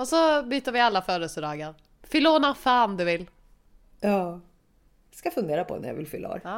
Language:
Swedish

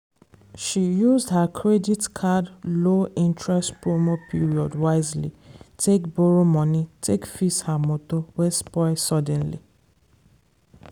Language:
Nigerian Pidgin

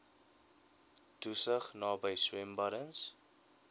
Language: Afrikaans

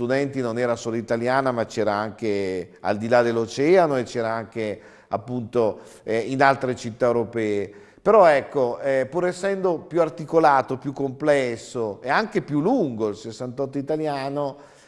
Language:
Italian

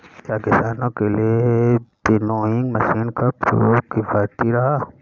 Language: Hindi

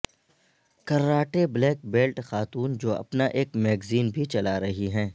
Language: Urdu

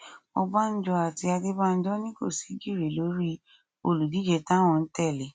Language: Yoruba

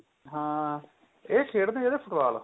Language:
Punjabi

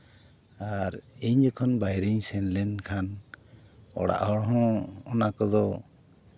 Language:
Santali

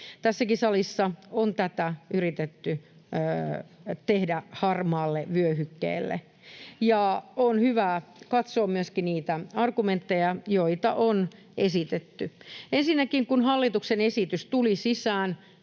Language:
Finnish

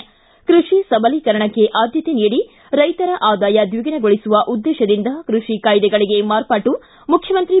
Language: Kannada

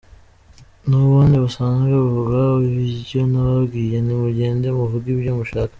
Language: Kinyarwanda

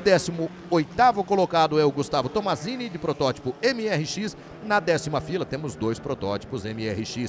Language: Portuguese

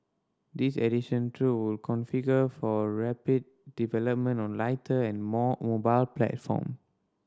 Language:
English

